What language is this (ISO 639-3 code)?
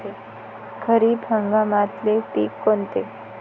mar